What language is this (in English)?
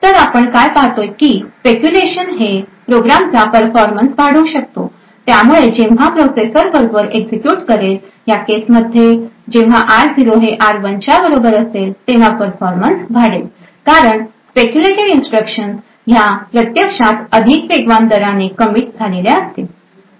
Marathi